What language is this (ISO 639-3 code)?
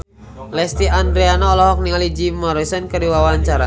sun